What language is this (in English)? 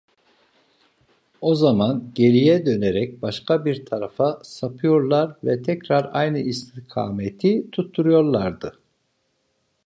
Turkish